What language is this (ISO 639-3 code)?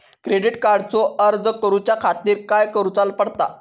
mar